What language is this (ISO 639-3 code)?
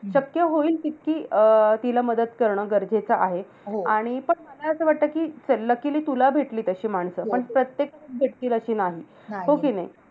mar